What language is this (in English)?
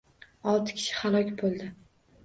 Uzbek